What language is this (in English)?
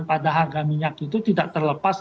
Indonesian